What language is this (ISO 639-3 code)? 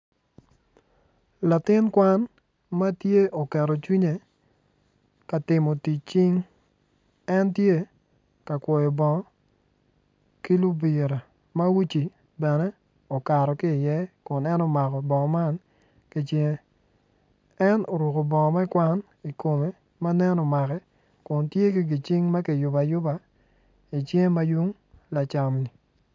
ach